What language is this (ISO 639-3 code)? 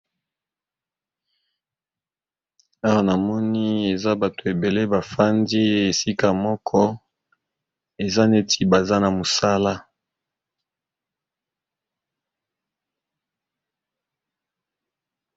lin